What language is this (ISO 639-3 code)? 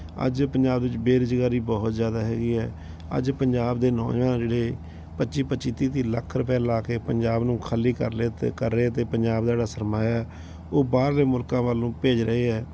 pan